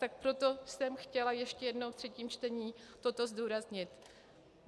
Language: Czech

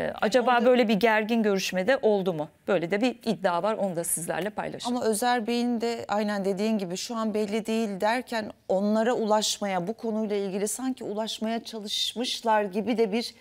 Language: Turkish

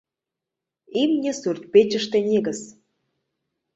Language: Mari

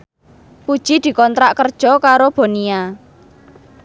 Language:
Javanese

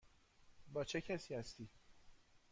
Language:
Persian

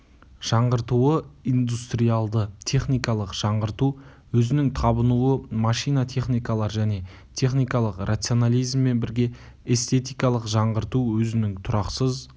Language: Kazakh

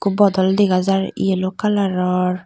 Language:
Chakma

